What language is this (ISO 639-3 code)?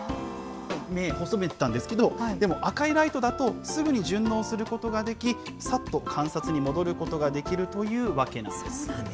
jpn